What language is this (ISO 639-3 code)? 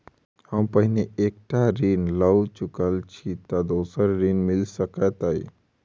mai